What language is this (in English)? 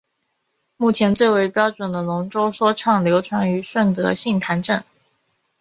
Chinese